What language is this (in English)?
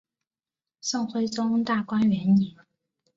Chinese